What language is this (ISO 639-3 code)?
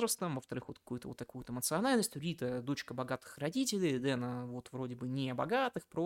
rus